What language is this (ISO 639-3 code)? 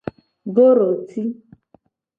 gej